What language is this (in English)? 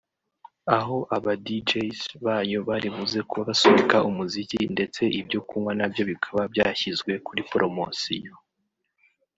Kinyarwanda